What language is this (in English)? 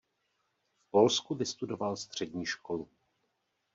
Czech